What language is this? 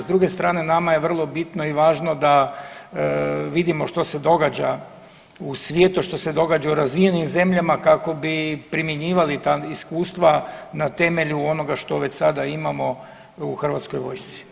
Croatian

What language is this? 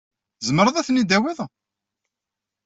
Kabyle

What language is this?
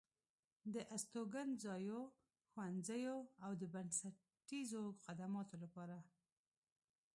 Pashto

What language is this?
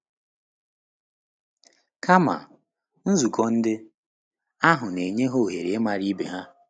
Igbo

